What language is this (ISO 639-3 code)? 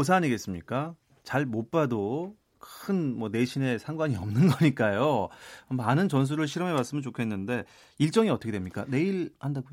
kor